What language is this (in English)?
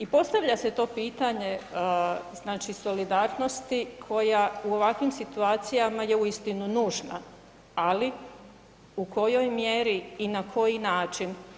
Croatian